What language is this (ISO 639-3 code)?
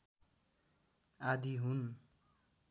nep